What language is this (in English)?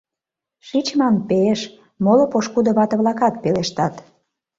Mari